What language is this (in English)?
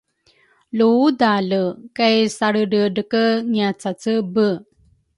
Rukai